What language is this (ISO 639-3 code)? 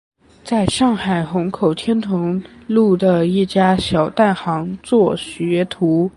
zho